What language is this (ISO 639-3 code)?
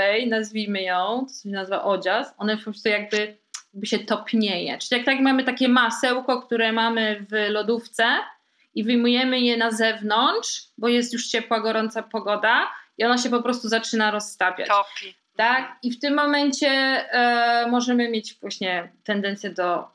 pol